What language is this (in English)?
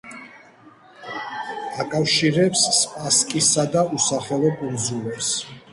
Georgian